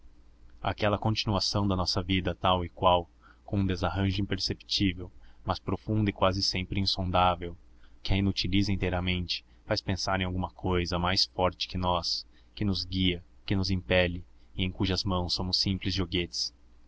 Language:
Portuguese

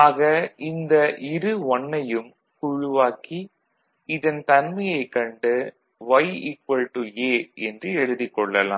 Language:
Tamil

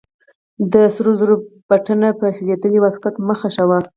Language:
Pashto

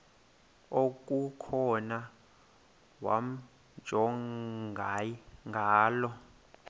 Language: Xhosa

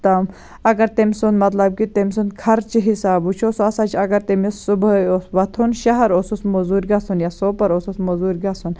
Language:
Kashmiri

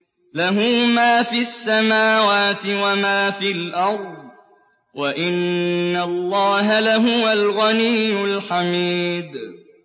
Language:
Arabic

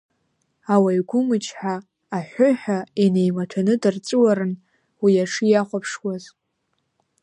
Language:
Abkhazian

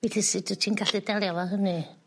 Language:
Welsh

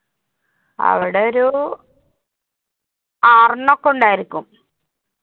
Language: Malayalam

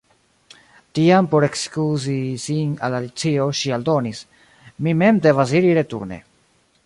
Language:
Esperanto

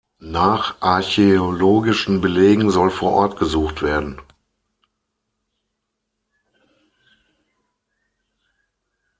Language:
German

